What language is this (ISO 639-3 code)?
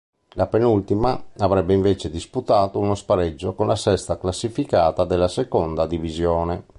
ita